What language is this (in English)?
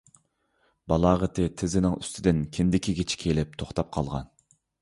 Uyghur